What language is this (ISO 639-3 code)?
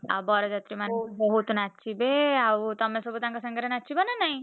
ori